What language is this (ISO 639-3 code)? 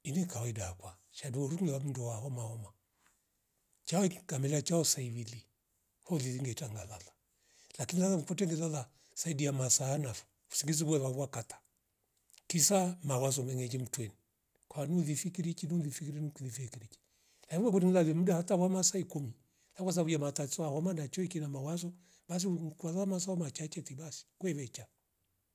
rof